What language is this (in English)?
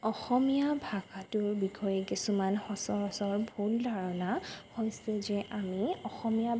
Assamese